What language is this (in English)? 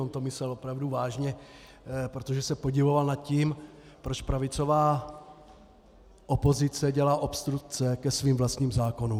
Czech